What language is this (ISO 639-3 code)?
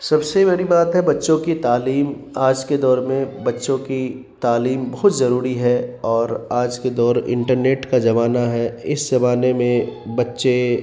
urd